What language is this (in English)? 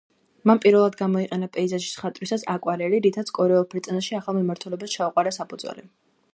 Georgian